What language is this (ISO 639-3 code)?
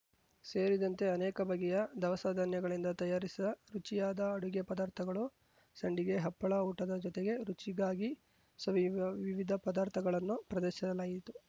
kan